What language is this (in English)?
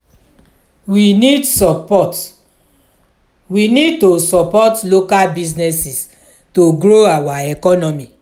Nigerian Pidgin